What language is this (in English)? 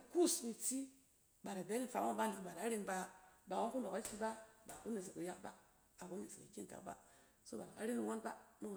Cen